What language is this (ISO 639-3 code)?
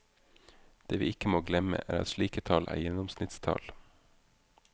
nor